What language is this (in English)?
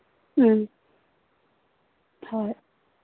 Manipuri